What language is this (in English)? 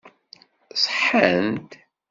Kabyle